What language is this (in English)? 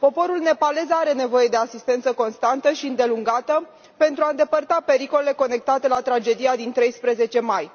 Romanian